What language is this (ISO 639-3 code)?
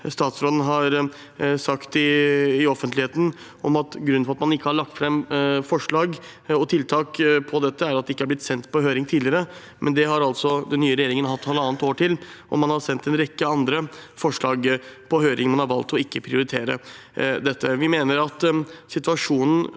nor